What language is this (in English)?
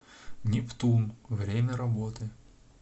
Russian